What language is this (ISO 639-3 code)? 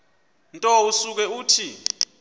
xho